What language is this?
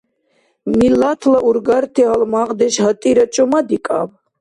Dargwa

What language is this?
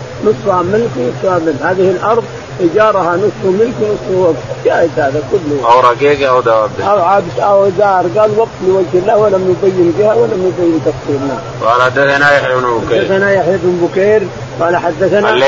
Arabic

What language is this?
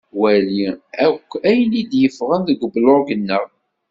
Kabyle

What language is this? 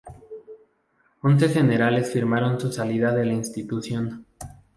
Spanish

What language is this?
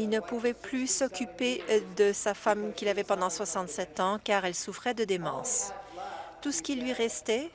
French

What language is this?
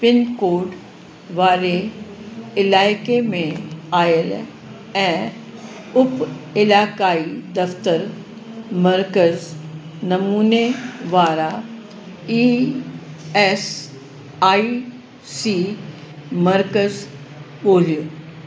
Sindhi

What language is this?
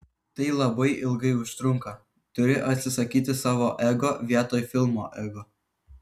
Lithuanian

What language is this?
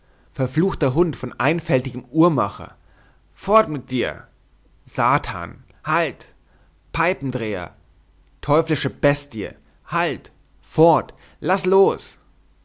German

